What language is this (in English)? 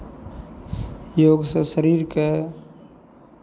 Maithili